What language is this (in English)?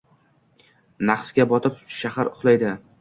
Uzbek